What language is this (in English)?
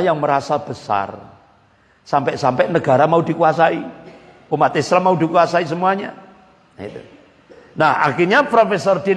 Indonesian